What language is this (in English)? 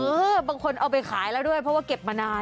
Thai